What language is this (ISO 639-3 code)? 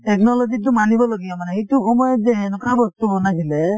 asm